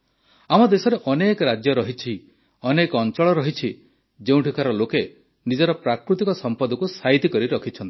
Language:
Odia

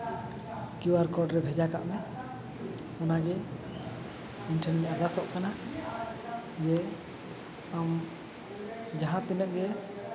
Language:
Santali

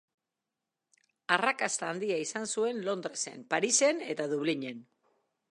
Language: Basque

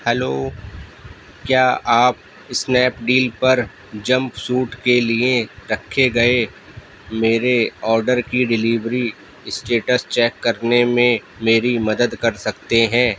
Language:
Urdu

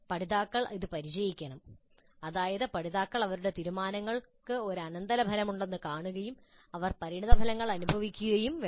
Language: Malayalam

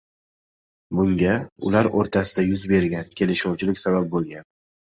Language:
Uzbek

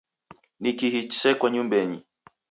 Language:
Taita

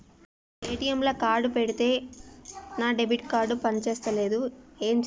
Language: Telugu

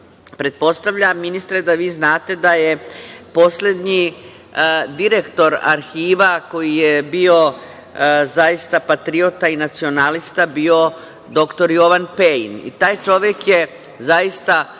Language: Serbian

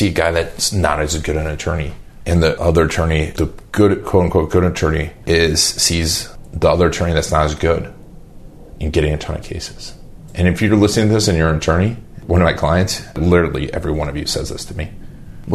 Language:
English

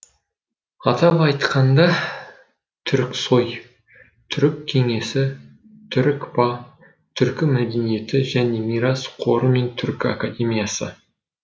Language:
Kazakh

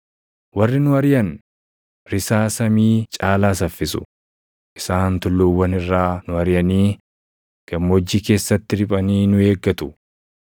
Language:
Oromo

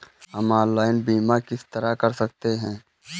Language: Hindi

